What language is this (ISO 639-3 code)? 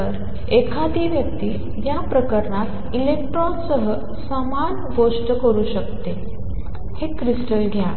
mar